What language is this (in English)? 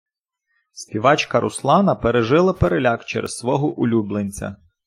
Ukrainian